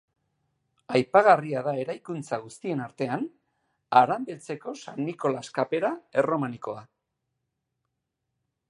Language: Basque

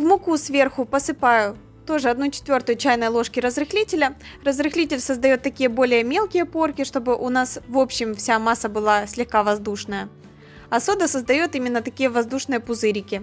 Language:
Russian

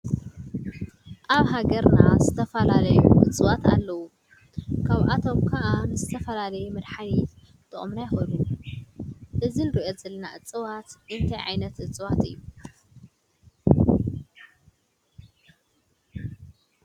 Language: Tigrinya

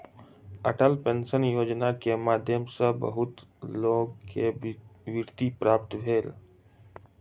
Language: Maithili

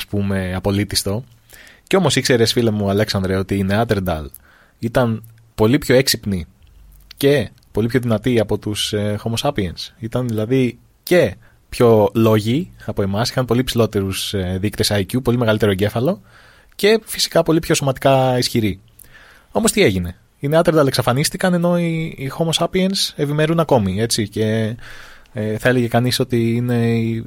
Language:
Greek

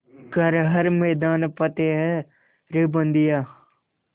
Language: Hindi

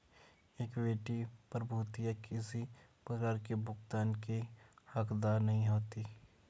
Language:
Hindi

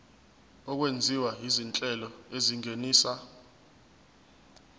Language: Zulu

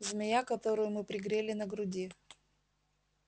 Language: Russian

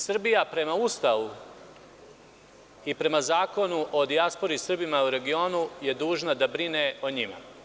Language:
Serbian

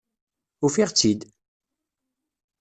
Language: Kabyle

